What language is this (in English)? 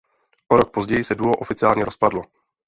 Czech